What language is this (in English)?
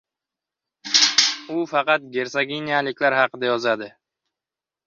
Uzbek